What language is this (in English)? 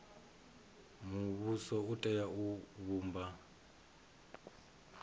Venda